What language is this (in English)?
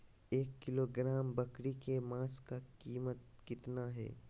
Magahi